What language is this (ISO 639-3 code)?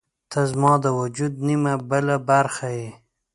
pus